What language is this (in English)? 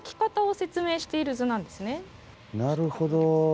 Japanese